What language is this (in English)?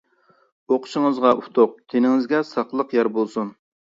Uyghur